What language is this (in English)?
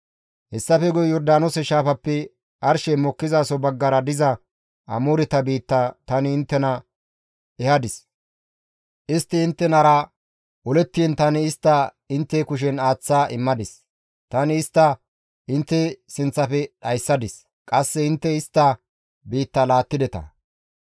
Gamo